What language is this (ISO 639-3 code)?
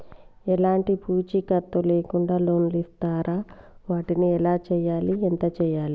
tel